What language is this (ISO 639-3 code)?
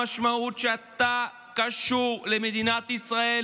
heb